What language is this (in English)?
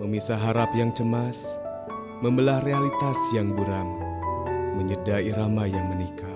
Indonesian